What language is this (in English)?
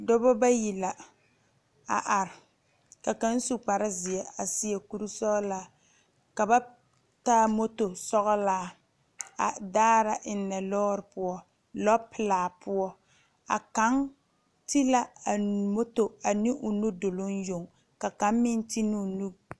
Southern Dagaare